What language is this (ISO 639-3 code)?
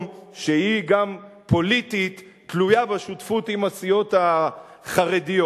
heb